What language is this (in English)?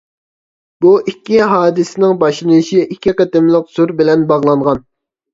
Uyghur